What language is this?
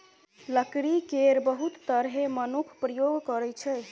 Maithili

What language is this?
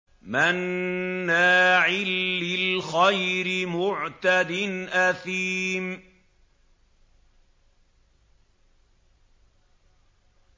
Arabic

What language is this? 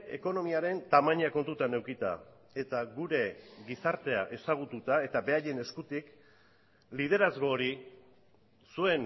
Basque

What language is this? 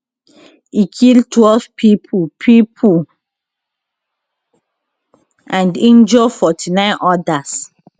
Nigerian Pidgin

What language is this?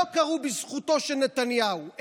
Hebrew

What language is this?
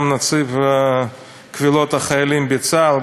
Hebrew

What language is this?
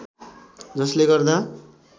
Nepali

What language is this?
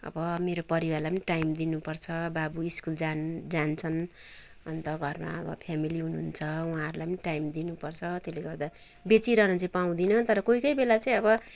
Nepali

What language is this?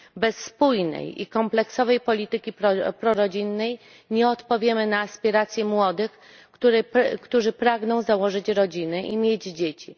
Polish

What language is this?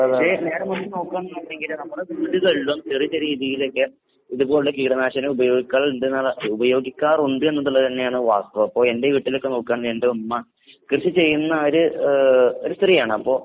Malayalam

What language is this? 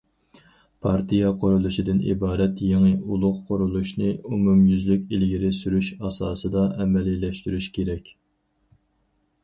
Uyghur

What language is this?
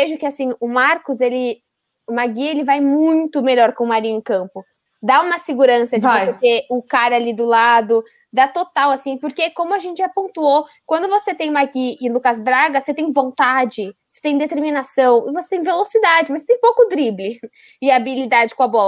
Portuguese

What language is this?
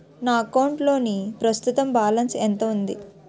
Telugu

